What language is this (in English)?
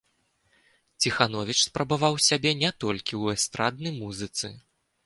Belarusian